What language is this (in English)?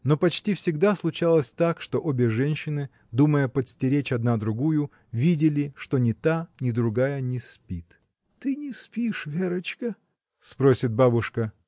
Russian